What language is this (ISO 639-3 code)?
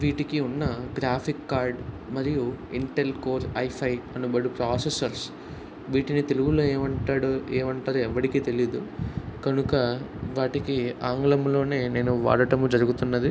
tel